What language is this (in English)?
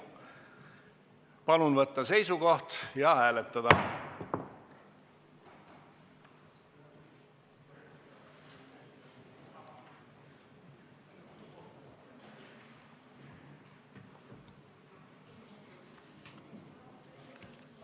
Estonian